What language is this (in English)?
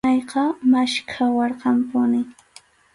Arequipa-La Unión Quechua